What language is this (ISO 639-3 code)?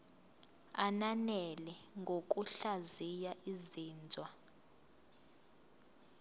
zul